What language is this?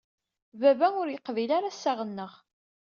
Kabyle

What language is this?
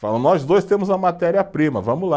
Portuguese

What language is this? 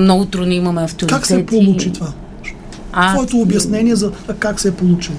Bulgarian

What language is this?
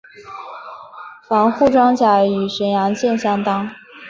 Chinese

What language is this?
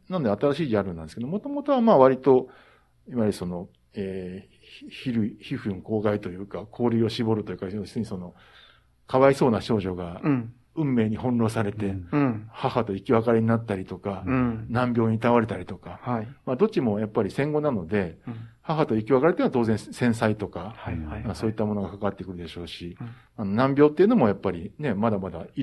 Japanese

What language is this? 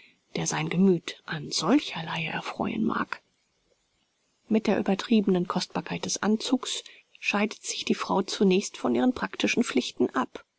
German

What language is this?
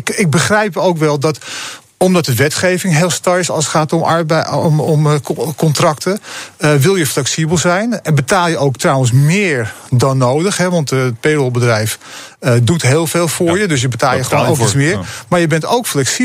Dutch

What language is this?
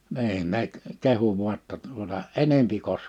Finnish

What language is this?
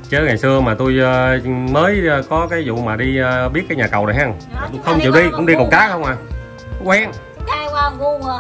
Vietnamese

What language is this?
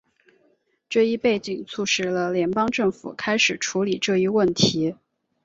Chinese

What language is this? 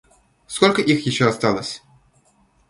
Russian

